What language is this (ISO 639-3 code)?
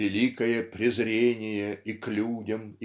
rus